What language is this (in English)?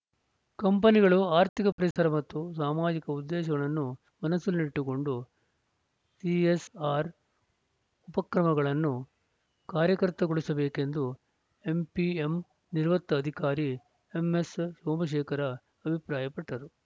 Kannada